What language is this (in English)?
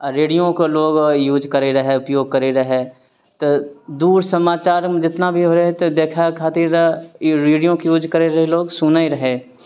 Maithili